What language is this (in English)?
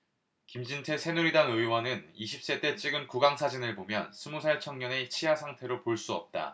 Korean